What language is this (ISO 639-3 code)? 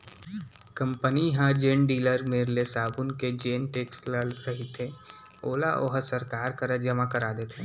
hne